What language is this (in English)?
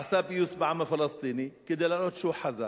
Hebrew